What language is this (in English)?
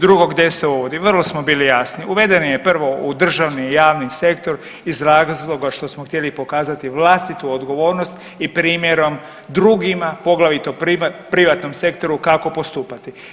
Croatian